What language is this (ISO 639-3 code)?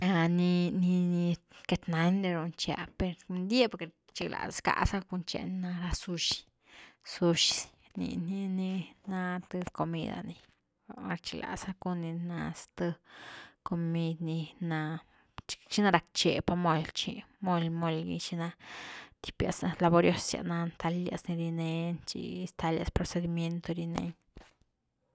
ztu